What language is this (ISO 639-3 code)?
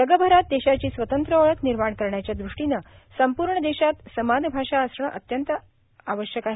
mar